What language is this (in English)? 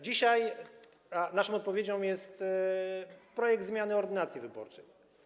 Polish